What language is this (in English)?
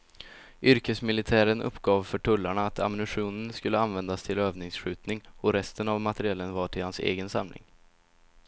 Swedish